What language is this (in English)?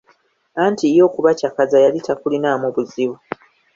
Ganda